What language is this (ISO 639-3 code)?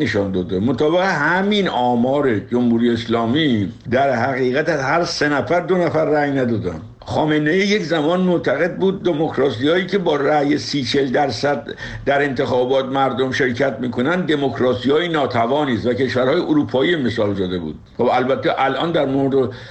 fas